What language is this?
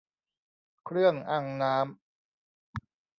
Thai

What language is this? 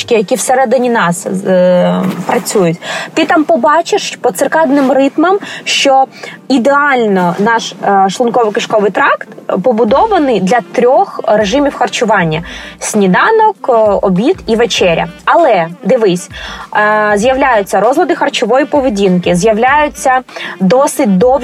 Ukrainian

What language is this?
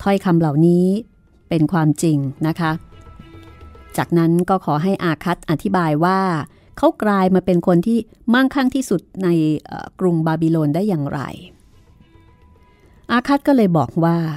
Thai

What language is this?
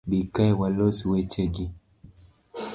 Luo (Kenya and Tanzania)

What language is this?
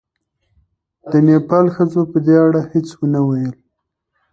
Pashto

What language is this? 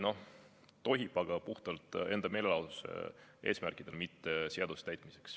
Estonian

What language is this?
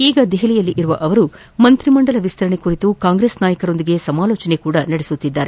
Kannada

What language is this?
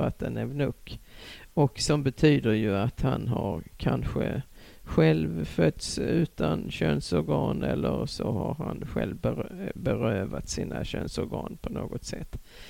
Swedish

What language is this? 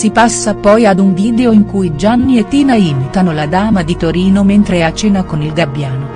Italian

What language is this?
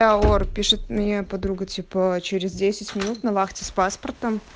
Russian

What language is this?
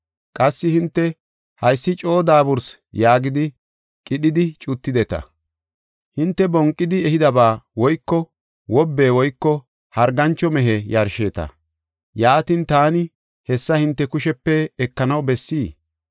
Gofa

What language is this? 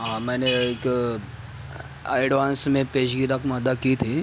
Urdu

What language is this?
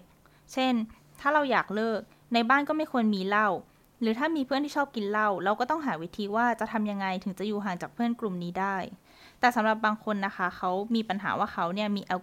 Thai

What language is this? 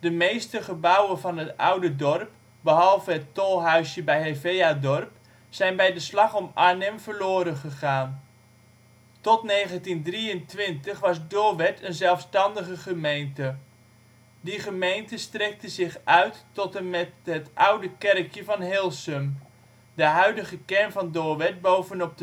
Dutch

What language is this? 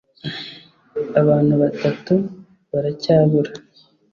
Kinyarwanda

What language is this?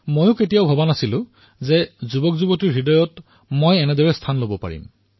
Assamese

